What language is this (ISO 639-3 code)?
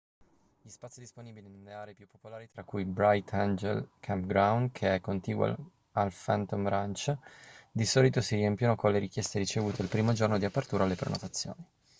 ita